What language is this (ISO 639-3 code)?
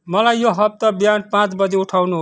nep